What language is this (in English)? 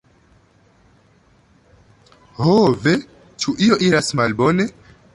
Esperanto